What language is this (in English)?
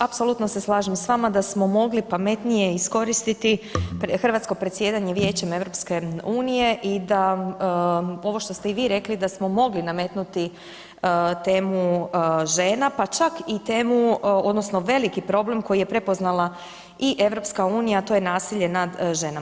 Croatian